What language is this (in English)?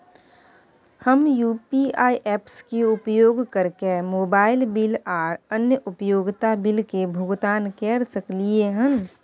Maithili